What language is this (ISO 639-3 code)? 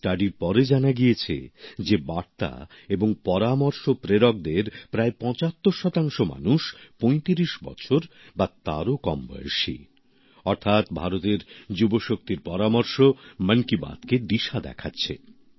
ben